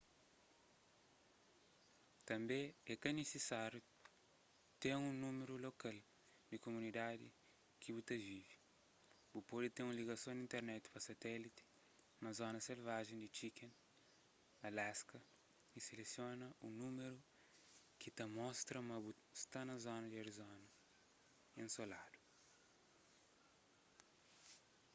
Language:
Kabuverdianu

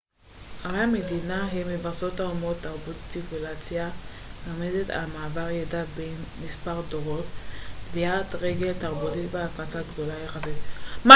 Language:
Hebrew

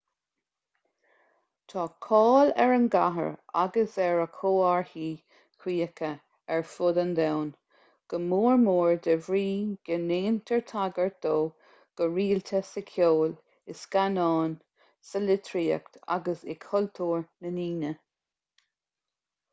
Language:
Irish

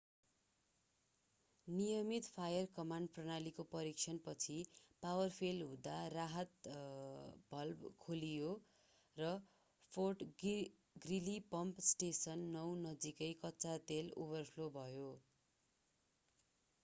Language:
Nepali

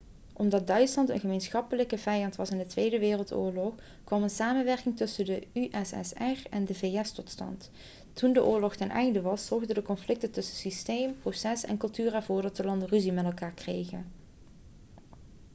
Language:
Dutch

